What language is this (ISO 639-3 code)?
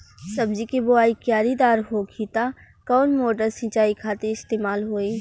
bho